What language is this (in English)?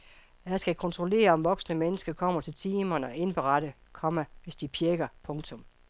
Danish